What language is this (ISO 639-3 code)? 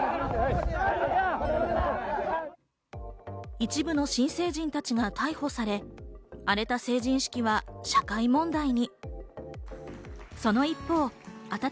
jpn